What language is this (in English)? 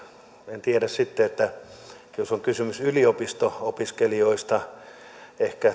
Finnish